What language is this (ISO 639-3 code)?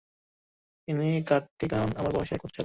ben